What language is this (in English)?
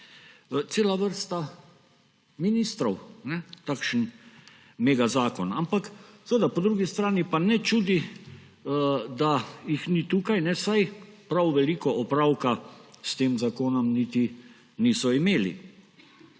Slovenian